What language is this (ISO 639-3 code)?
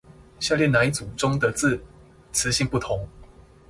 zho